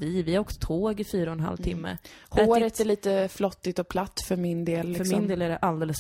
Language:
Swedish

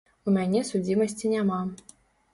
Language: Belarusian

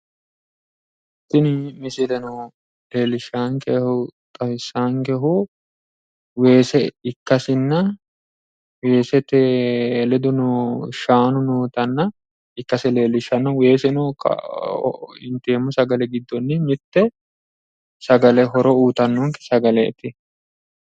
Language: Sidamo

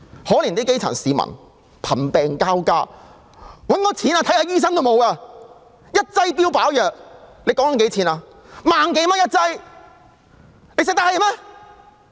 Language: Cantonese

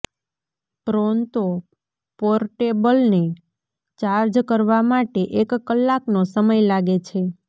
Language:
Gujarati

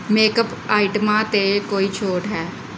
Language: Punjabi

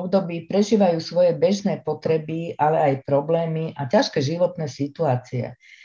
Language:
Slovak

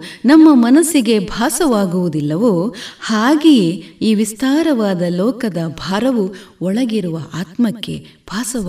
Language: Kannada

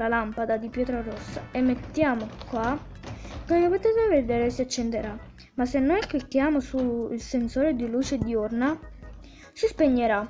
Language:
Italian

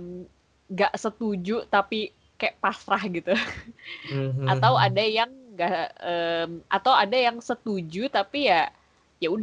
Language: Indonesian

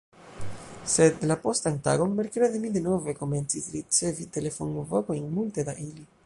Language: Esperanto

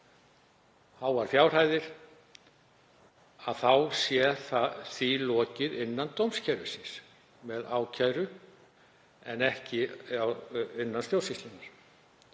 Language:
Icelandic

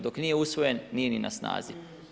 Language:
Croatian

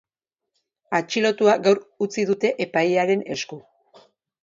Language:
Basque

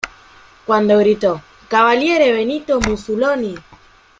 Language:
Spanish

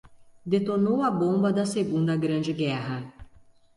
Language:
Portuguese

